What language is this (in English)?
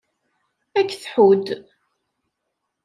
Kabyle